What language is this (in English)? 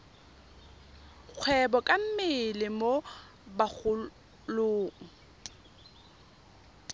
Tswana